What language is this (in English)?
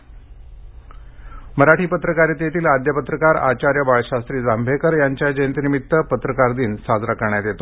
Marathi